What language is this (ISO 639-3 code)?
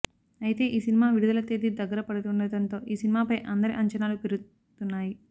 tel